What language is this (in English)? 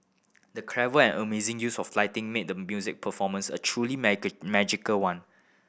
English